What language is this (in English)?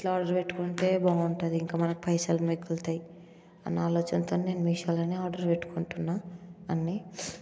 Telugu